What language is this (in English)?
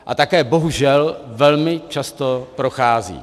Czech